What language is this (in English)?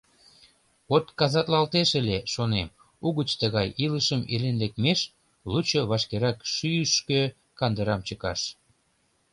Mari